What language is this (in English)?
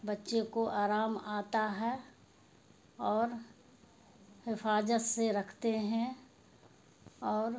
Urdu